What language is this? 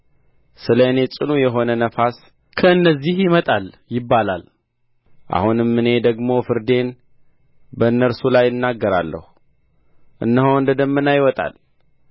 Amharic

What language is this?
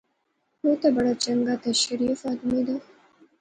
Pahari-Potwari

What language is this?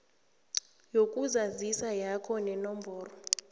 South Ndebele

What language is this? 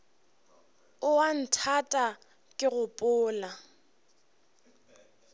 Northern Sotho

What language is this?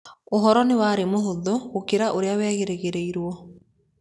Kikuyu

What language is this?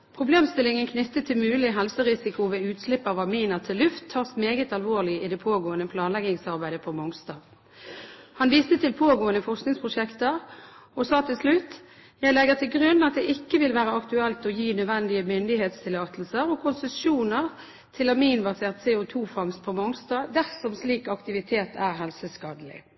Norwegian Bokmål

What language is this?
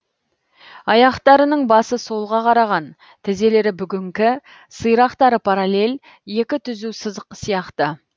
Kazakh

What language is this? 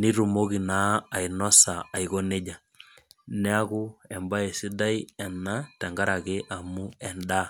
Masai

